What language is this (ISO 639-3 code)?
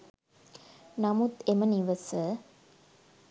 sin